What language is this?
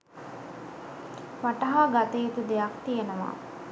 Sinhala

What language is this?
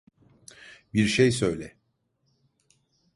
Turkish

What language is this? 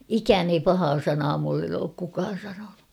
Finnish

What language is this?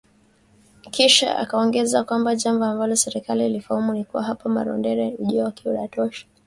Swahili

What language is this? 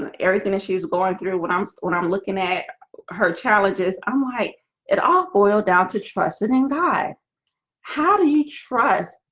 English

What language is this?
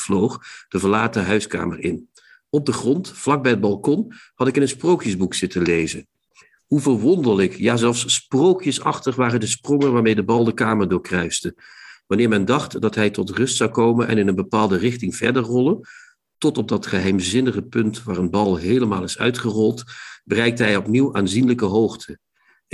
Dutch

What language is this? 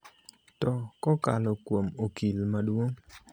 Luo (Kenya and Tanzania)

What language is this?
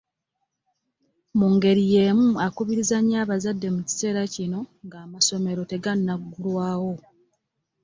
Ganda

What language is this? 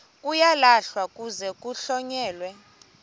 Xhosa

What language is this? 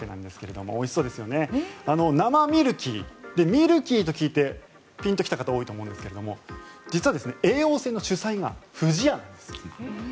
Japanese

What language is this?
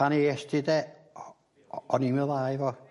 Welsh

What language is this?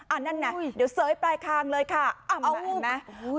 Thai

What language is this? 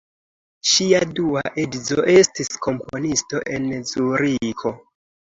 Esperanto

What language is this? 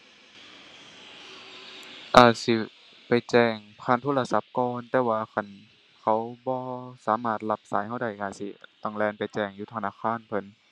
Thai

